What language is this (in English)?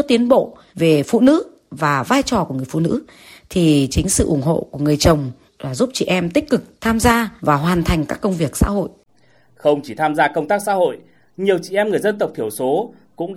Vietnamese